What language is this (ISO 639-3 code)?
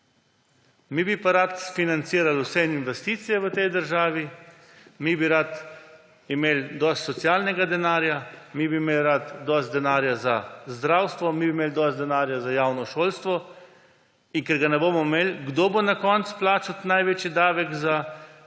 slv